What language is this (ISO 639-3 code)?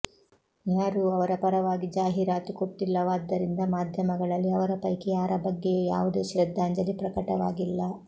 kan